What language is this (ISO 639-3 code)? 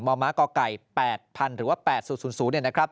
tha